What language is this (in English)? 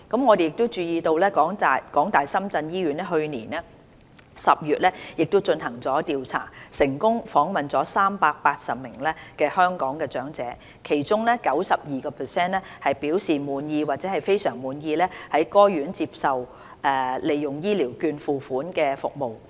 Cantonese